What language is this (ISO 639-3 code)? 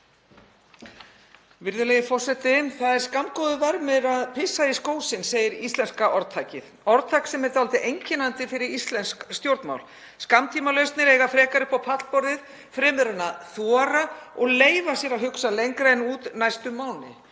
isl